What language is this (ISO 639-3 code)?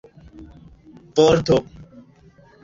epo